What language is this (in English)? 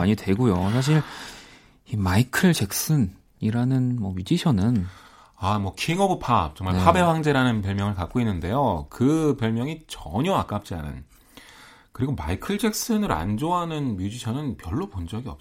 Korean